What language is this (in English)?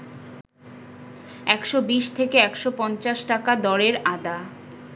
Bangla